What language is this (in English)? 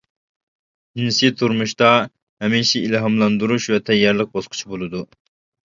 Uyghur